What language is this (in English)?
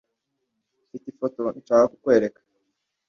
Kinyarwanda